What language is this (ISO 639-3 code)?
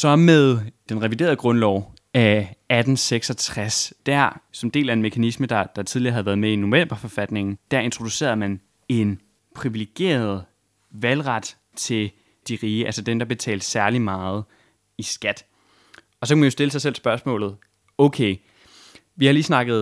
dan